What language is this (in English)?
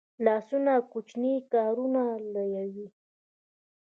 Pashto